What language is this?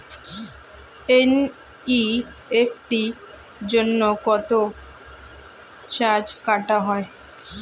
Bangla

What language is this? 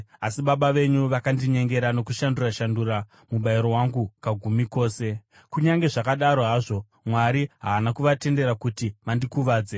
Shona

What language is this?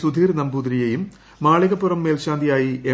Malayalam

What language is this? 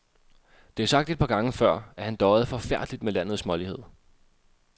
Danish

